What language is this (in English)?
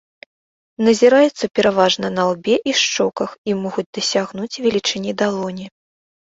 Belarusian